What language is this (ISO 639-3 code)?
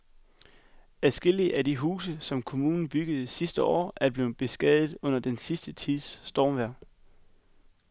dan